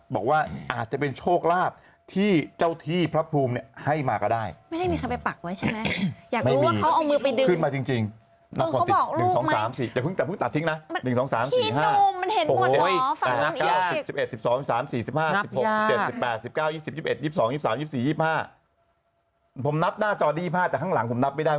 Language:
Thai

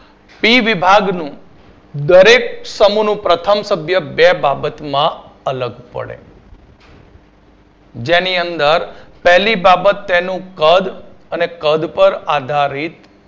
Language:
Gujarati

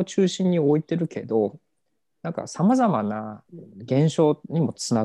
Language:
Japanese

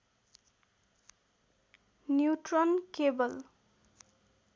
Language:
Nepali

